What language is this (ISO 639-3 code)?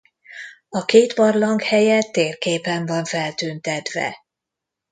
hun